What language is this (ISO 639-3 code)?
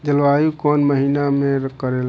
bho